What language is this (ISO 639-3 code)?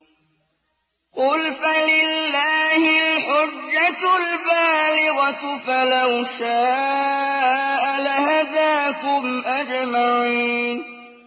ara